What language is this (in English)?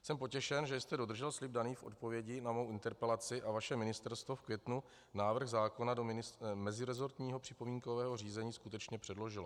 Czech